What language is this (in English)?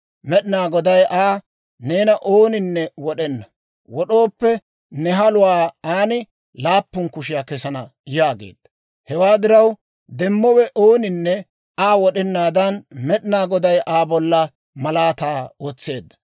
Dawro